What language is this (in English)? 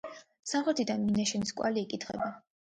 Georgian